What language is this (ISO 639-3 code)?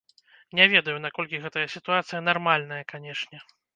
bel